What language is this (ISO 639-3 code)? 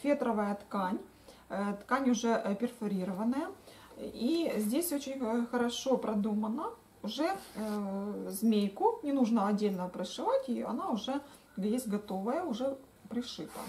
rus